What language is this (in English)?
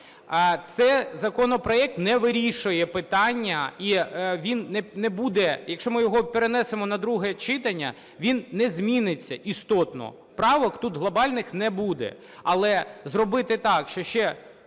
Ukrainian